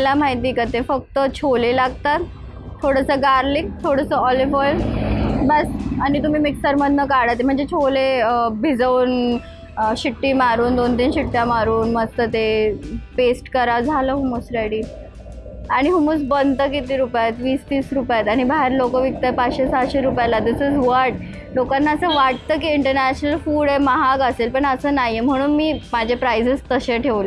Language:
Marathi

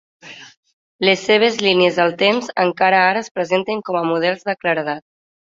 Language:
Catalan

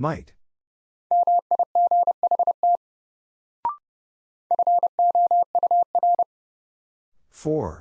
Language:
English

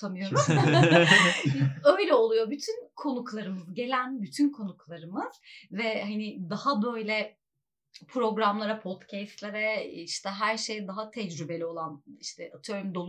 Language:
Turkish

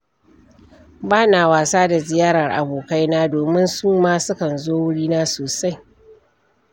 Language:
Hausa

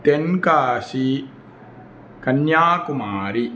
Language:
Sanskrit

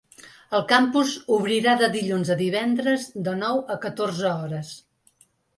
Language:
Catalan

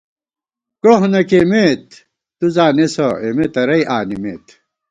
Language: Gawar-Bati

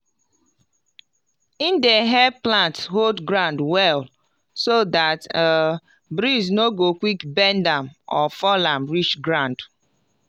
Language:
Nigerian Pidgin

